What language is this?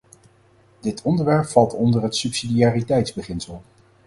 Dutch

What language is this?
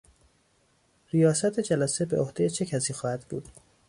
Persian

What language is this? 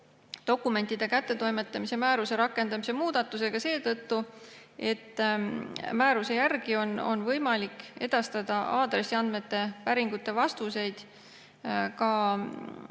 Estonian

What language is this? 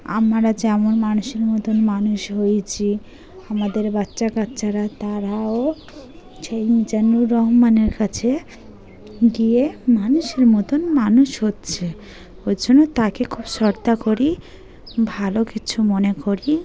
Bangla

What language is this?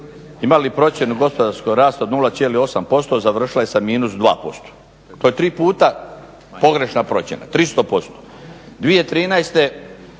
Croatian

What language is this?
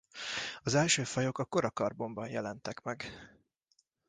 Hungarian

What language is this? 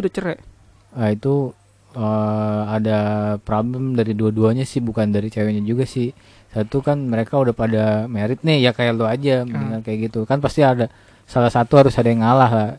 Indonesian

